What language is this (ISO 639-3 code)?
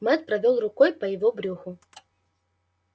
rus